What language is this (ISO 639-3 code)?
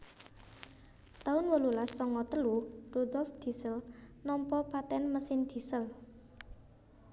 jav